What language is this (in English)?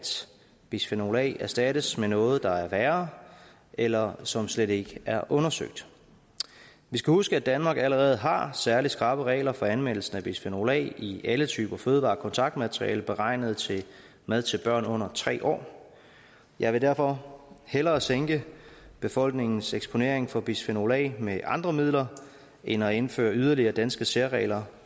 Danish